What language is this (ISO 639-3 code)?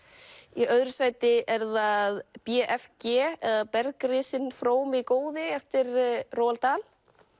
isl